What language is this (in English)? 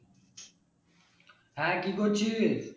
Bangla